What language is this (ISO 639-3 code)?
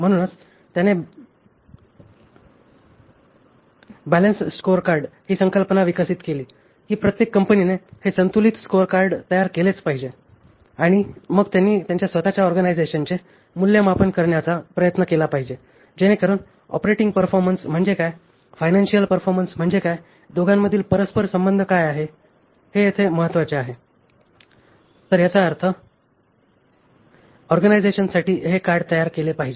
mar